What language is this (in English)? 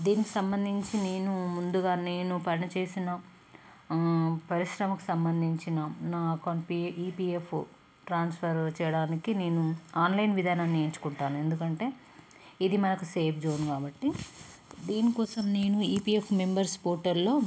Telugu